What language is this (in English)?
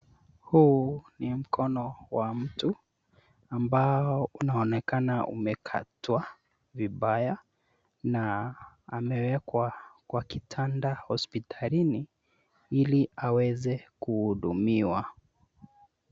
Swahili